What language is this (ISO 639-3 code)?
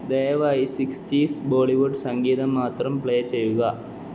mal